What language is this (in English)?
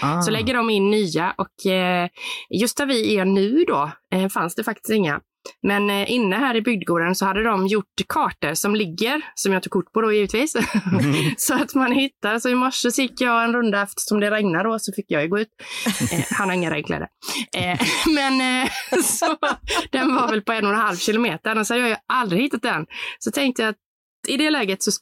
Swedish